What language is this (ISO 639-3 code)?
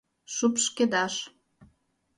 chm